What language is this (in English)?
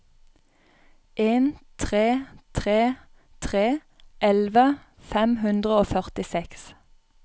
Norwegian